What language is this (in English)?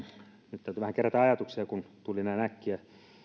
Finnish